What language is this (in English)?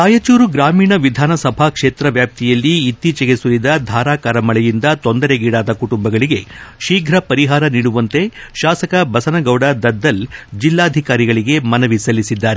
Kannada